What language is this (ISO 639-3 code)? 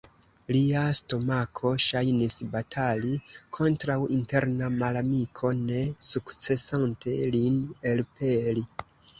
epo